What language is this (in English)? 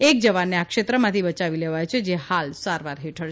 Gujarati